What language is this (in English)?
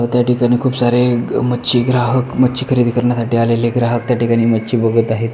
Marathi